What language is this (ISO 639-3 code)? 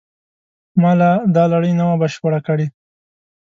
pus